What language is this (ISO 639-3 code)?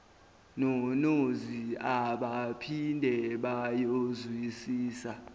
zul